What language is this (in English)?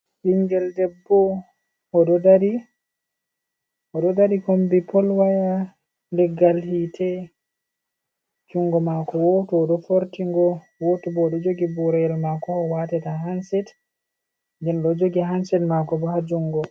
Fula